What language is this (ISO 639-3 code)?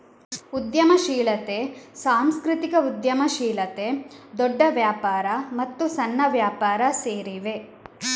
kan